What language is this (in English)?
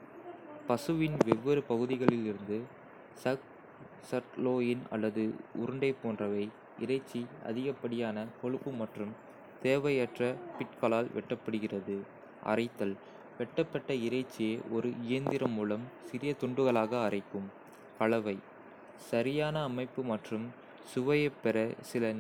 Kota (India)